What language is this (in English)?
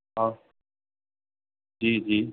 Sindhi